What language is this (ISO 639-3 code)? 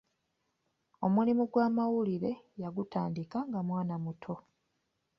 lug